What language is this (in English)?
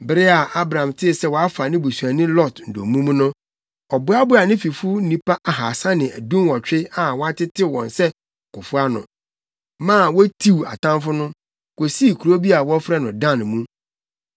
Akan